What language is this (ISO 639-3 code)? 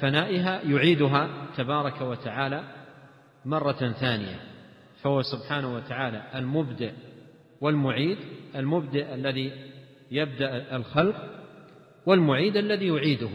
ara